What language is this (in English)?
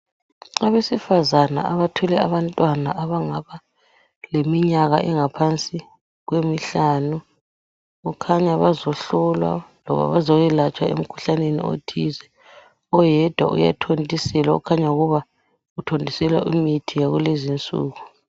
North Ndebele